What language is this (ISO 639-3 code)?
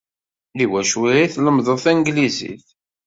kab